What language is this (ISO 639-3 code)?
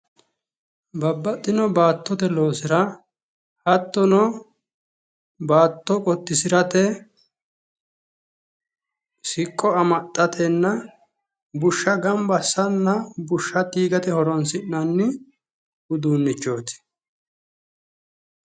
sid